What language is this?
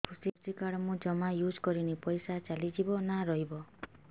Odia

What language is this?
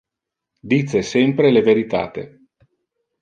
Interlingua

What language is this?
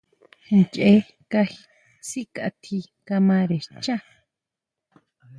Huautla Mazatec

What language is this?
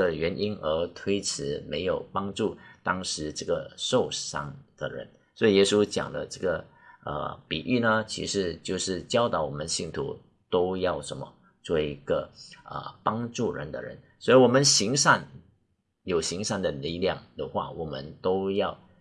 Chinese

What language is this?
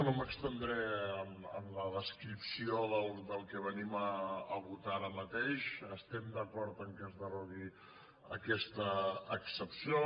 Catalan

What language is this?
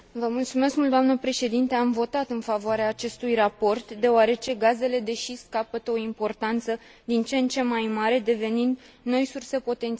Romanian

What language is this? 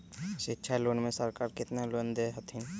Magahi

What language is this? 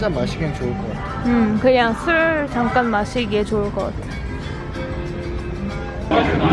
Korean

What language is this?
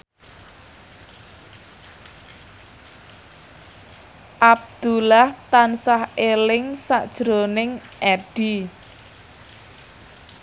Javanese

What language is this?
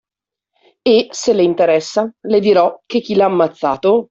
Italian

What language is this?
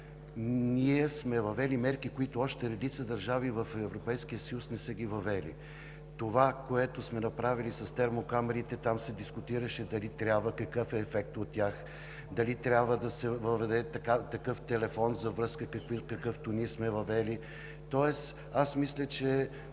Bulgarian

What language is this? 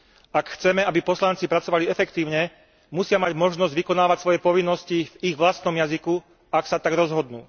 Slovak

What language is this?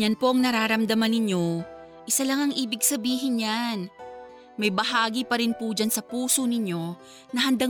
Filipino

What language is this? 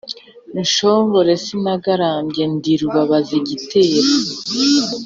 Kinyarwanda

